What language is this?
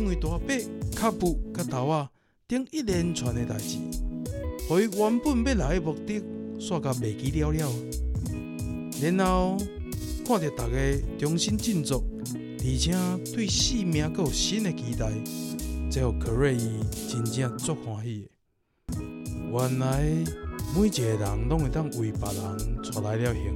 Chinese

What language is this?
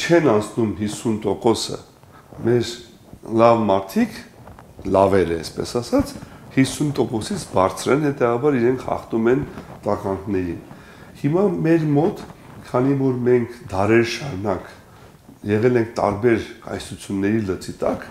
Turkish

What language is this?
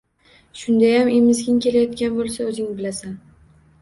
Uzbek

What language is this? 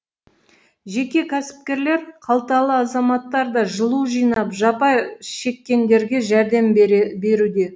Kazakh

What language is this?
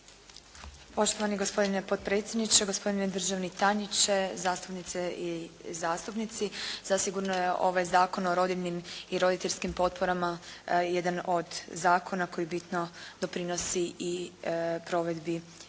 Croatian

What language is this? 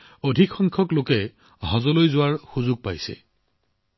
Assamese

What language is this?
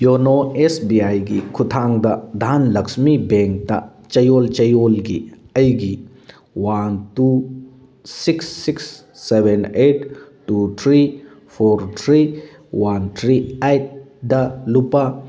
Manipuri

